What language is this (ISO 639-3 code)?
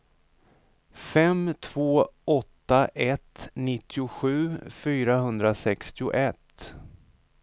swe